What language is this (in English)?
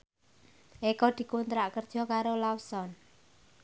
Javanese